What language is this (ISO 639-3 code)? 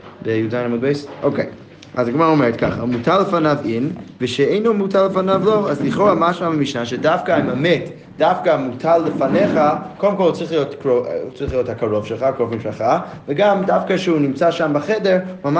heb